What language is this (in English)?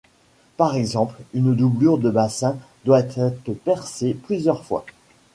French